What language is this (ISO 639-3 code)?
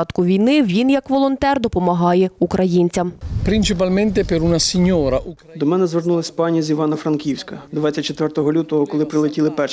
ukr